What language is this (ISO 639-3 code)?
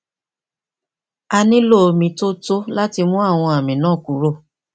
yor